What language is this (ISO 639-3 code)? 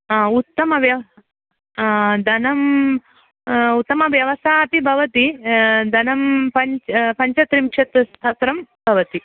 san